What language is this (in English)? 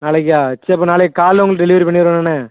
Tamil